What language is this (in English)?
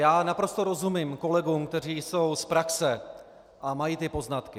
Czech